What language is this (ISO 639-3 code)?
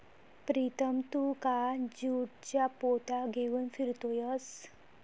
mar